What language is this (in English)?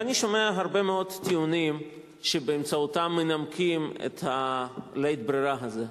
Hebrew